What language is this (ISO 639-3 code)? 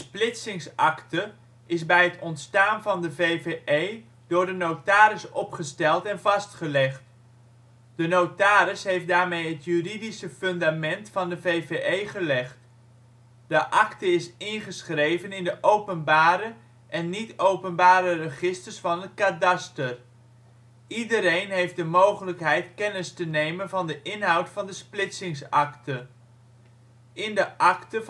nld